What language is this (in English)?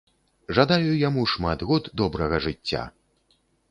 Belarusian